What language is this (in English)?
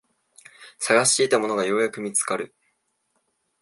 Japanese